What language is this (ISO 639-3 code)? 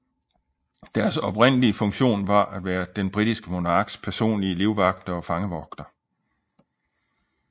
dan